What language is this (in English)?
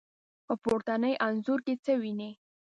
Pashto